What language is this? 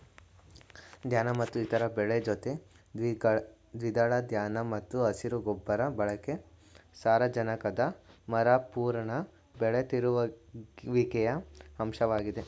Kannada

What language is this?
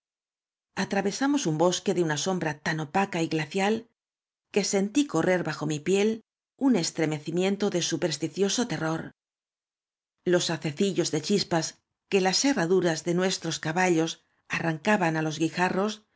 Spanish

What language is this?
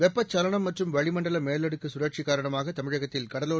Tamil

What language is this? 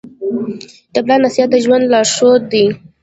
Pashto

